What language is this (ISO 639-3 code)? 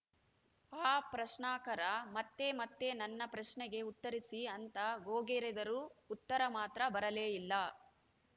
kan